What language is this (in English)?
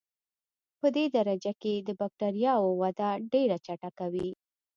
Pashto